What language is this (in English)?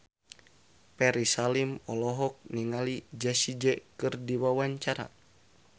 Sundanese